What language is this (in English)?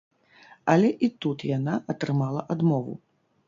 Belarusian